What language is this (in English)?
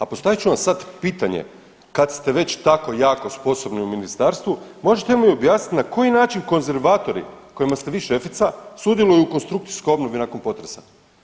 Croatian